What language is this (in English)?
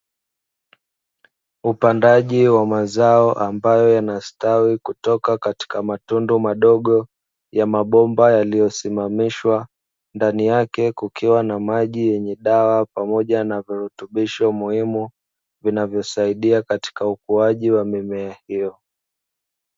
Swahili